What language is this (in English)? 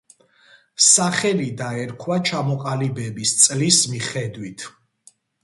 Georgian